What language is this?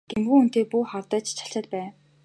Mongolian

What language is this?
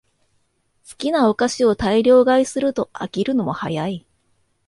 Japanese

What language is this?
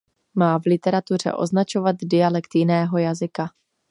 Czech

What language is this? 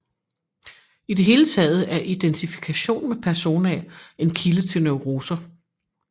Danish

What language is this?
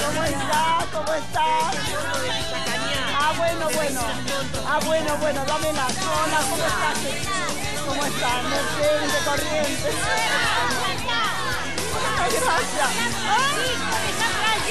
Spanish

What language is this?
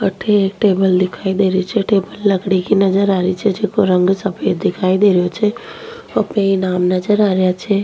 Rajasthani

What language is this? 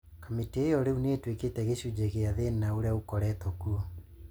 Kikuyu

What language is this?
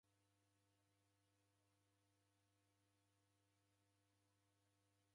Taita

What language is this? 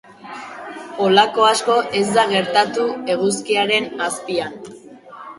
Basque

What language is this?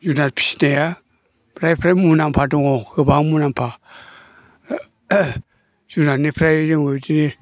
Bodo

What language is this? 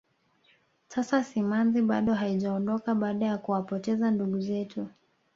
Swahili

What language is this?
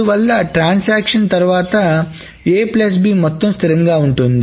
Telugu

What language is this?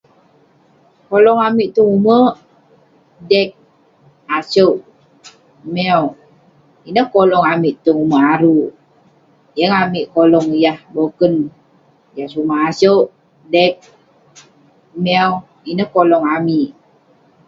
Western Penan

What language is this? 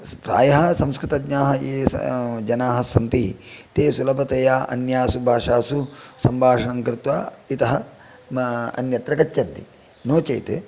Sanskrit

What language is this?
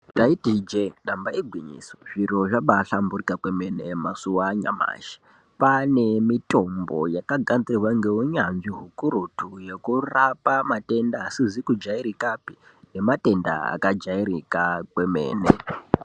Ndau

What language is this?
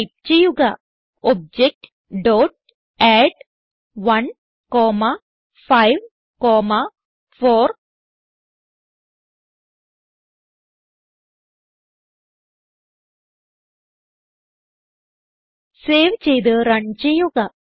Malayalam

